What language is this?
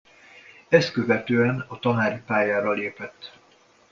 Hungarian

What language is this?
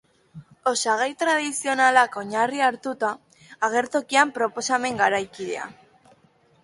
Basque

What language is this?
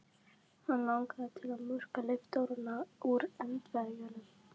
Icelandic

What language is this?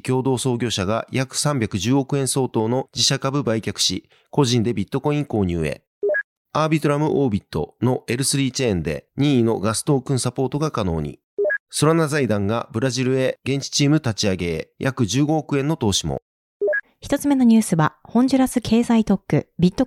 Japanese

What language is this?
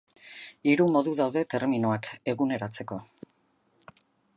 Basque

